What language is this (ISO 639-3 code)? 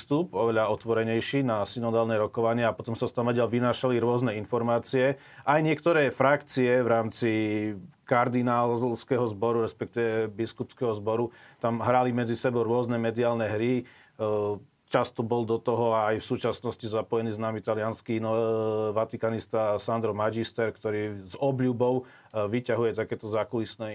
slk